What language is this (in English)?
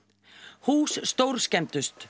Icelandic